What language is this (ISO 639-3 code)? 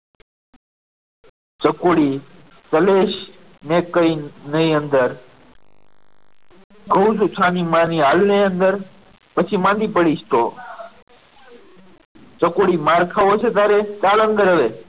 guj